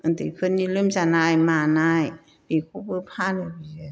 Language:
Bodo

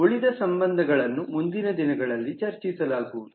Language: Kannada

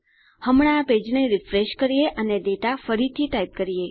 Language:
Gujarati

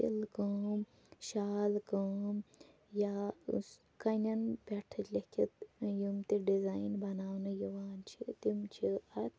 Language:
Kashmiri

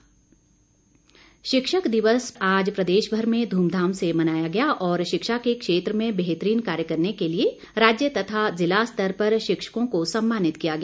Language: Hindi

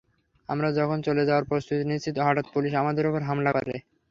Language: Bangla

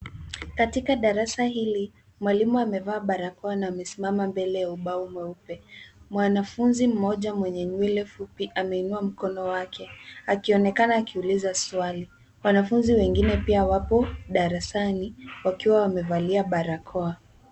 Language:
Swahili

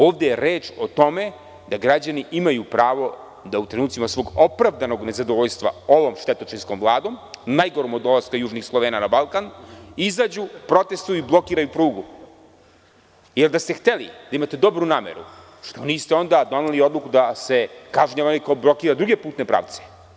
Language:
Serbian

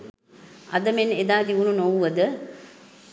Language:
Sinhala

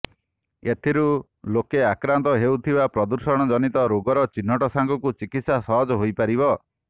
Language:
Odia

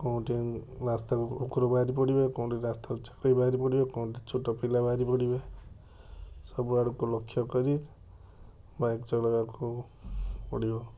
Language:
Odia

